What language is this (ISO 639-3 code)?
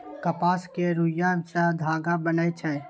mai